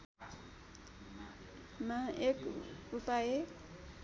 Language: Nepali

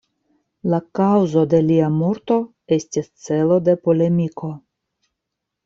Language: Esperanto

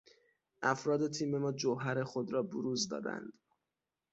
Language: Persian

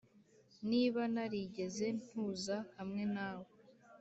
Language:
Kinyarwanda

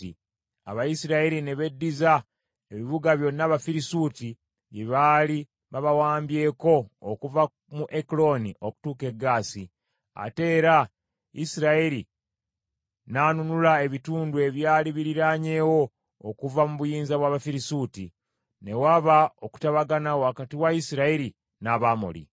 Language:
Ganda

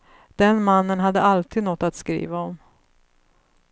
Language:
Swedish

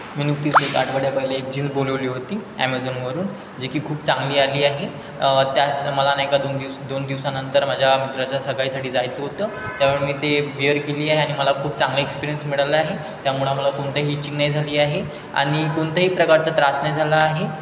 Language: Marathi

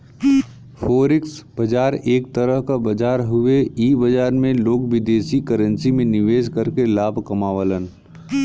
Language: Bhojpuri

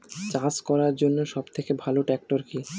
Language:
Bangla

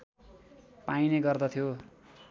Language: Nepali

